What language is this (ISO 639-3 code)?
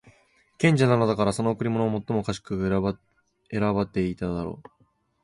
jpn